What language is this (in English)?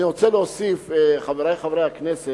Hebrew